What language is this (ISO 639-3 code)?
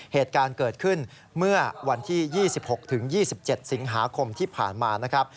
tha